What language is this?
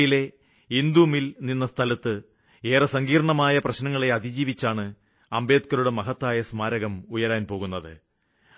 Malayalam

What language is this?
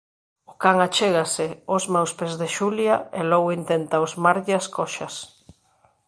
Galician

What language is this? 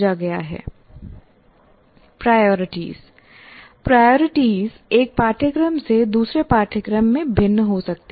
Hindi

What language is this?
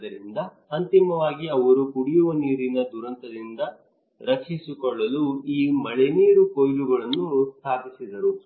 Kannada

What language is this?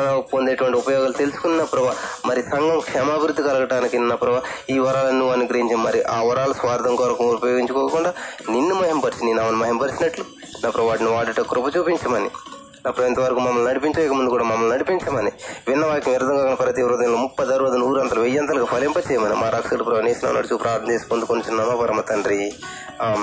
Telugu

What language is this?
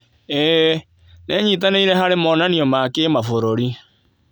Kikuyu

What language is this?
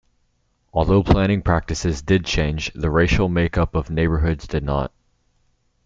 English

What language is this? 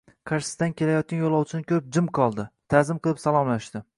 Uzbek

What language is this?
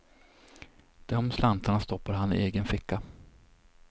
Swedish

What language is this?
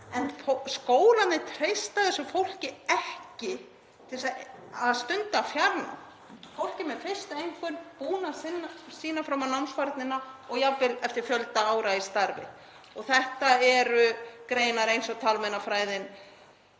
Icelandic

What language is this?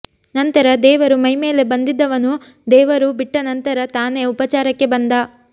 Kannada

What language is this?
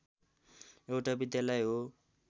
Nepali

